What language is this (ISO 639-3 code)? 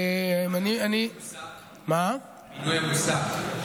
heb